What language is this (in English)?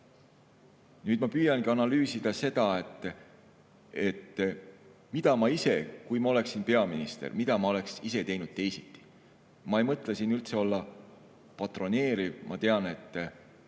Estonian